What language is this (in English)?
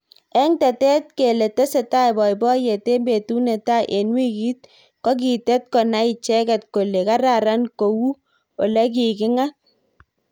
Kalenjin